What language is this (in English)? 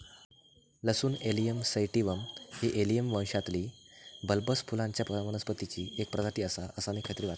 Marathi